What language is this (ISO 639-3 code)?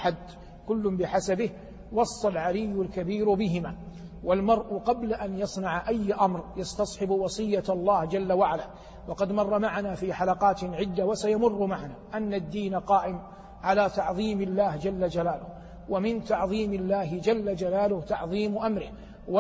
ara